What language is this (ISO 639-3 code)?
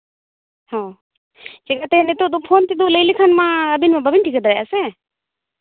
sat